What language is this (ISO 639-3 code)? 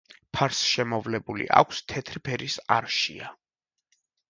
kat